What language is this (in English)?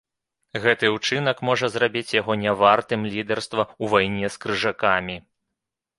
Belarusian